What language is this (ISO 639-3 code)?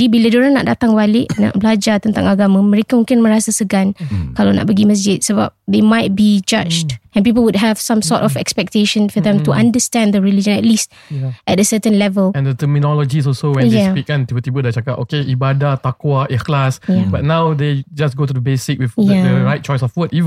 msa